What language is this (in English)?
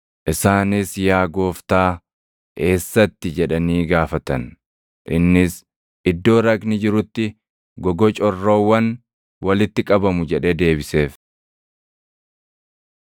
Oromo